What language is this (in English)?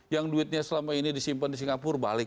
Indonesian